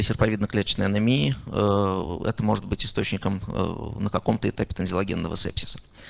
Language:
Russian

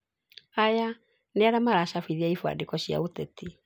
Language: Kikuyu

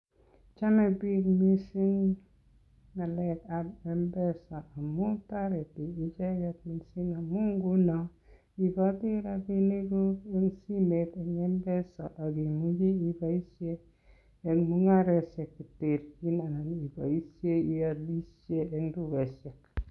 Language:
Kalenjin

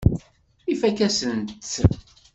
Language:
Kabyle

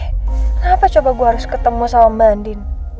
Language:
Indonesian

